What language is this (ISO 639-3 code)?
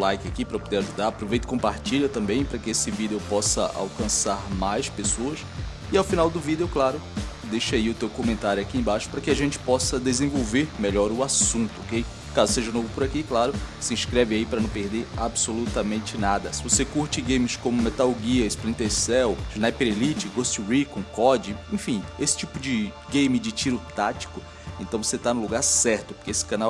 por